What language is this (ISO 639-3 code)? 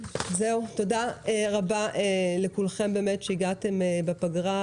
heb